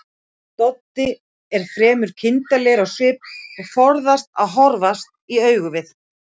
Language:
Icelandic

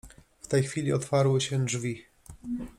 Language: Polish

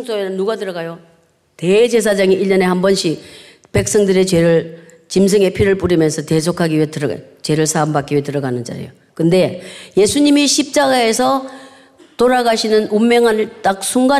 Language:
Korean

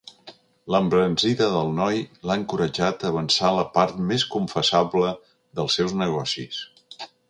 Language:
Catalan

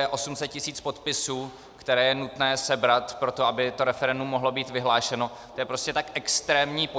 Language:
Czech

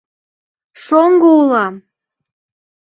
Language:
Mari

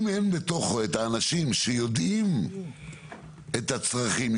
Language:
Hebrew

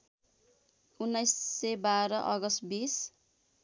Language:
Nepali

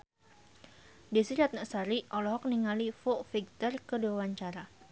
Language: Sundanese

